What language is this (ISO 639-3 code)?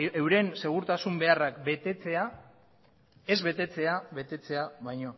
eus